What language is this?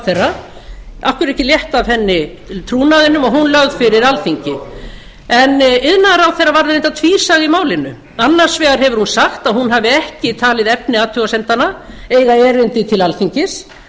Icelandic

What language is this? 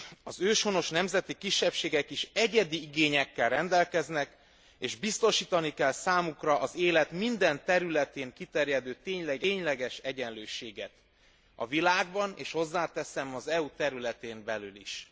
Hungarian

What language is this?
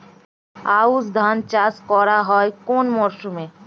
Bangla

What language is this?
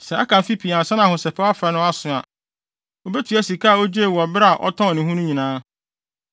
Akan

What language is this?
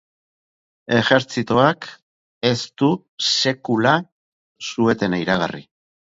Basque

